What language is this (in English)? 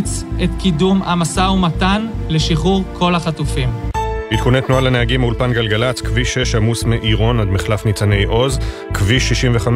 Hebrew